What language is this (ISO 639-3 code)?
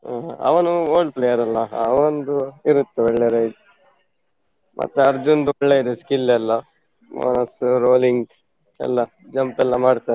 kan